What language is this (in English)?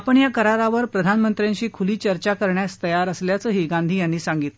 Marathi